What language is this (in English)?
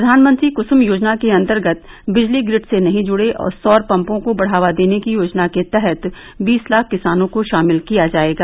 Hindi